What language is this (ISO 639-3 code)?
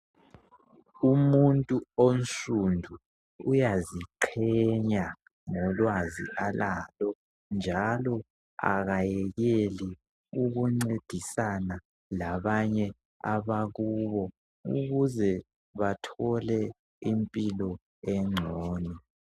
nde